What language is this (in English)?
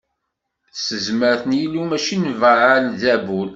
Kabyle